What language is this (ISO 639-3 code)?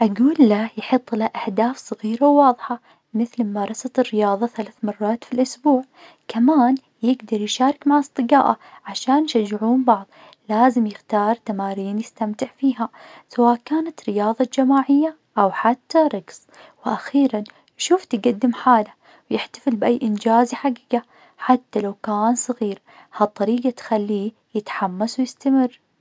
ars